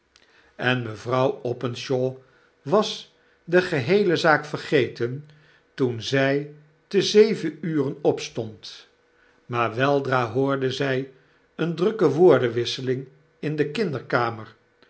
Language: Dutch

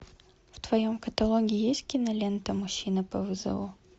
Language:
Russian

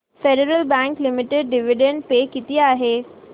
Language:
Marathi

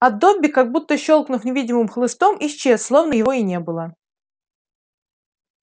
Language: Russian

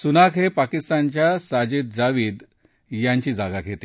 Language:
Marathi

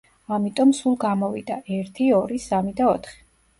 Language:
Georgian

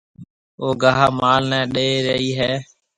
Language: Marwari (Pakistan)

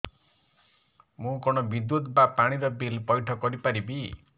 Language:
Odia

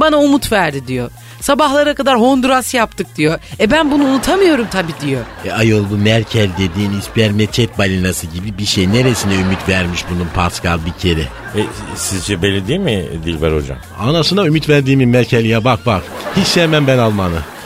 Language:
Turkish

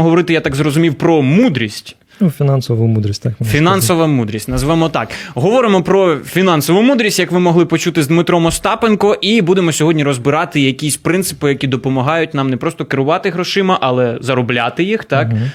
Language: Ukrainian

